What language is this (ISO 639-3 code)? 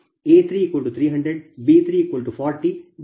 kan